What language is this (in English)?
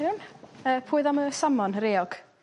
Welsh